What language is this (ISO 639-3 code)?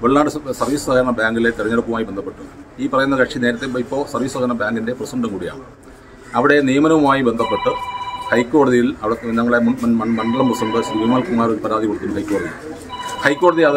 mal